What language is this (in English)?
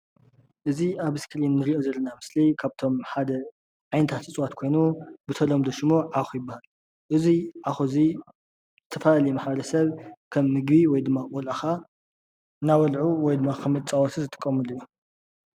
Tigrinya